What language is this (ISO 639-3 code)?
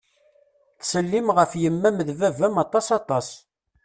kab